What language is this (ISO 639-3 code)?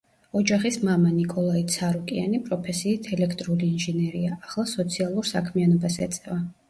kat